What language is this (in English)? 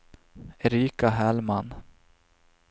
Swedish